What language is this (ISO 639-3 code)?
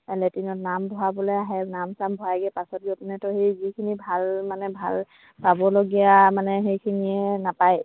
asm